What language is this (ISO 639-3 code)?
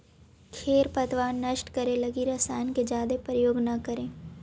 mag